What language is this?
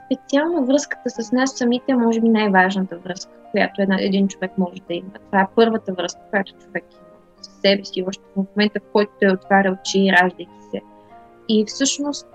Bulgarian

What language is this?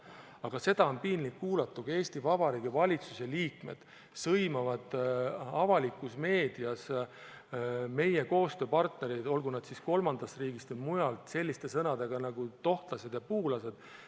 Estonian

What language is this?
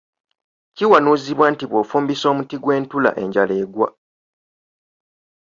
Ganda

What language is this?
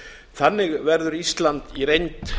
Icelandic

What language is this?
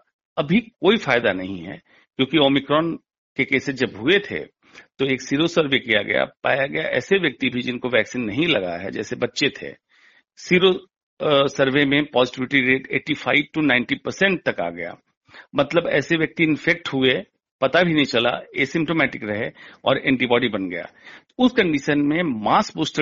Hindi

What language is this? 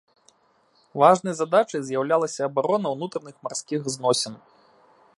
Belarusian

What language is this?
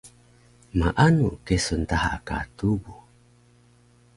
Taroko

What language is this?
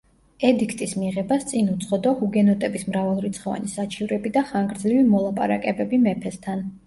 Georgian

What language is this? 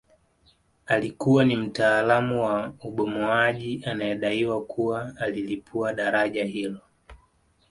Swahili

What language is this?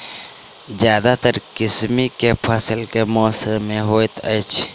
Maithili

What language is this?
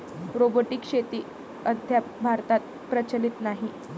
Marathi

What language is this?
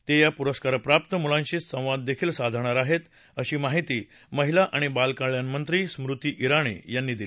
Marathi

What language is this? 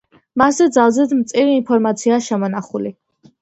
Georgian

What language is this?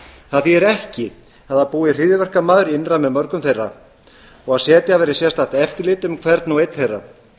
Icelandic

